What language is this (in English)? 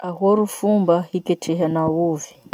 Masikoro Malagasy